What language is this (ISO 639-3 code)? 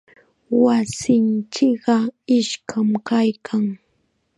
qxa